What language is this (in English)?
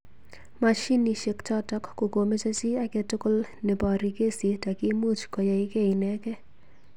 Kalenjin